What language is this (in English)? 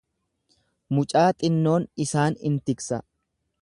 Oromo